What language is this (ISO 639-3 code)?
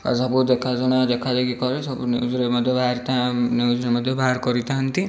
ori